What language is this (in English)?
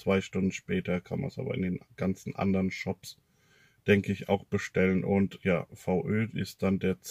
German